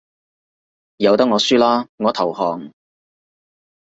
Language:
Cantonese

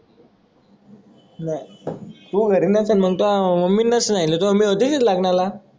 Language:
Marathi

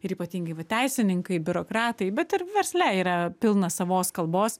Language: Lithuanian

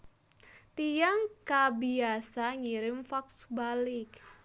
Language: Javanese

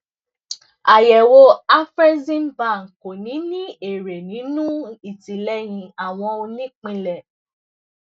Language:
Yoruba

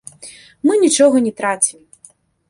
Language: Belarusian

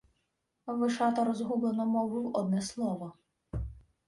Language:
Ukrainian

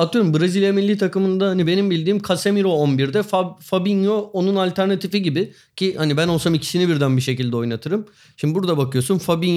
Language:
Turkish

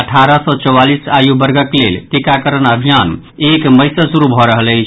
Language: Maithili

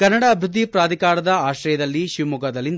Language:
Kannada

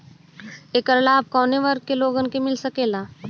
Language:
Bhojpuri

